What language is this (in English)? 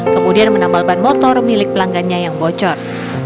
Indonesian